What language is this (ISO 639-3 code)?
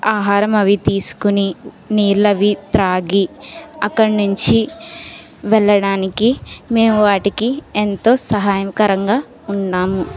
tel